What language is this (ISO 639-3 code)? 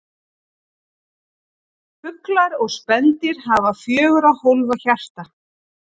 isl